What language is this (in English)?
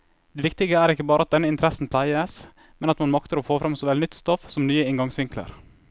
Norwegian